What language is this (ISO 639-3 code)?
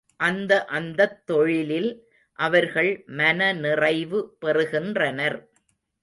tam